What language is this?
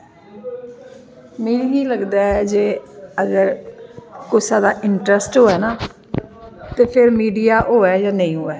Dogri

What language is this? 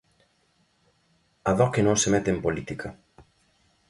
Galician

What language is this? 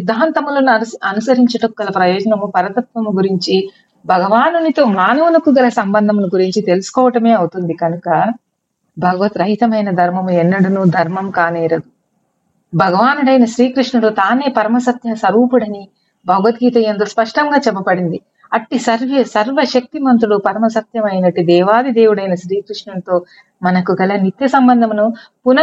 Telugu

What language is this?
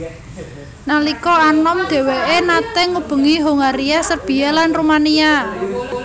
Javanese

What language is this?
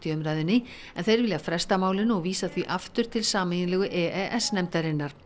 Icelandic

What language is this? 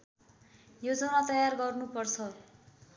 Nepali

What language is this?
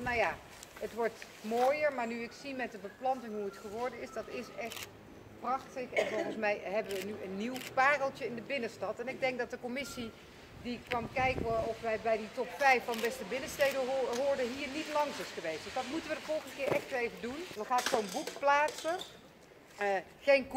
Dutch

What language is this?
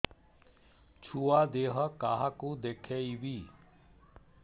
Odia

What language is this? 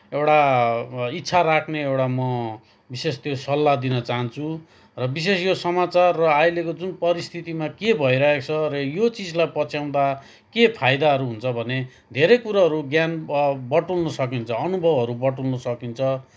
Nepali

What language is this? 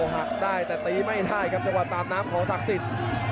Thai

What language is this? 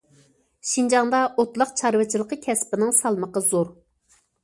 Uyghur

